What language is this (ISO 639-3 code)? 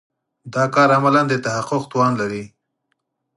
pus